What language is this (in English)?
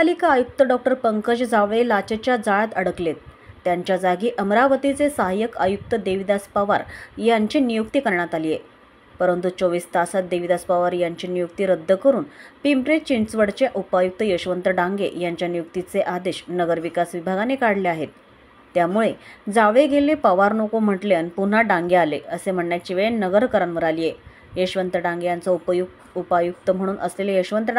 Marathi